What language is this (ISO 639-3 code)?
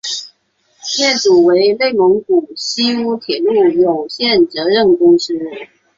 zho